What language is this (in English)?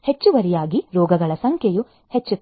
Kannada